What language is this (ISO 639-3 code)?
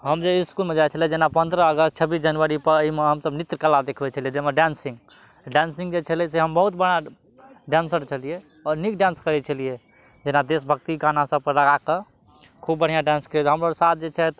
mai